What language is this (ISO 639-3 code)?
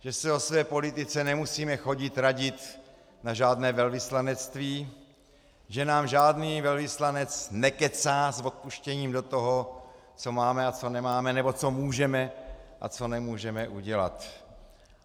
ces